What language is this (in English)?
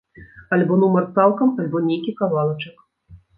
Belarusian